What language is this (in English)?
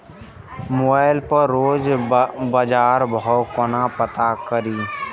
Maithili